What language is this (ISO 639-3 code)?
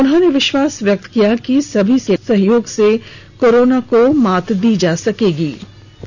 hin